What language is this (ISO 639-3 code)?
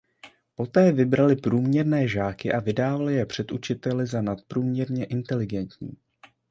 ces